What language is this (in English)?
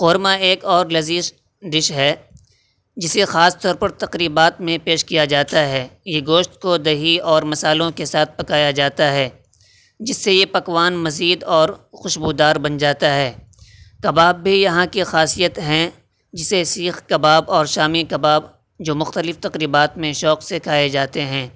Urdu